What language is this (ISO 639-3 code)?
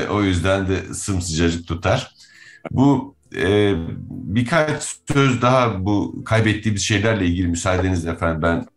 tur